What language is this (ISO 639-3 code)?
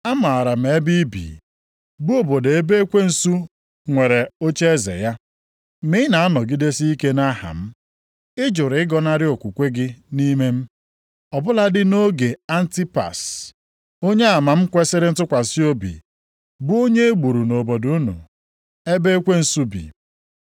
ibo